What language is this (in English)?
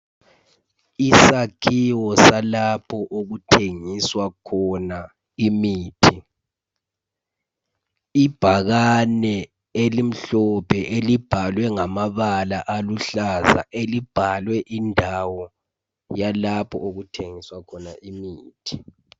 North Ndebele